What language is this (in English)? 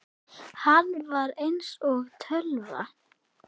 Icelandic